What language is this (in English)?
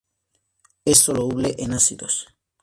Spanish